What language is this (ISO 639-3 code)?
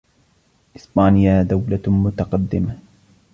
ara